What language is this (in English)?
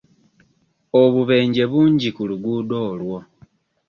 Ganda